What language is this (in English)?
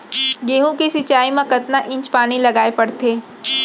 Chhattisgarhi